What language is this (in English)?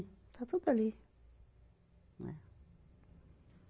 Portuguese